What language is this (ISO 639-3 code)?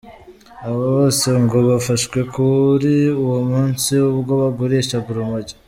kin